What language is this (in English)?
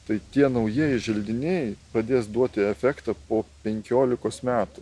Lithuanian